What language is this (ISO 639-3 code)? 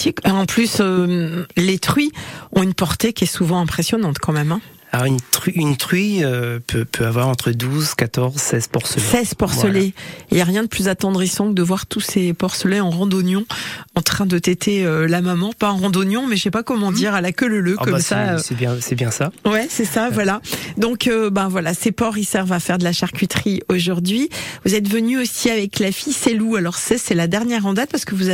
fra